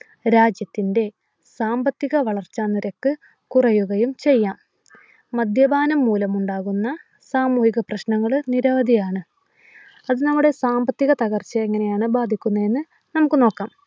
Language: Malayalam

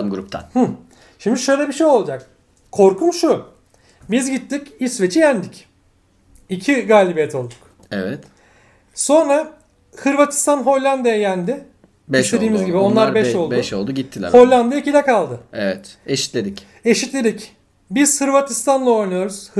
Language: Turkish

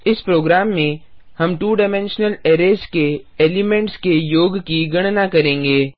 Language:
Hindi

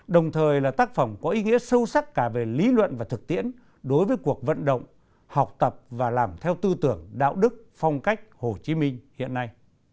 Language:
Vietnamese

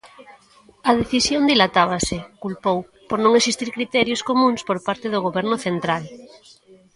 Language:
Galician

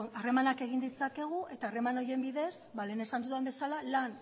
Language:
Basque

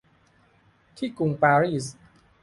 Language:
Thai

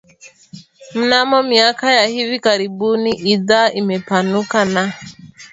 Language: Swahili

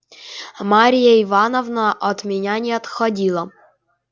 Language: Russian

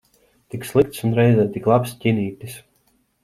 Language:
Latvian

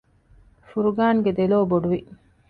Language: Divehi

